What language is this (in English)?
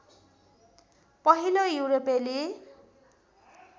Nepali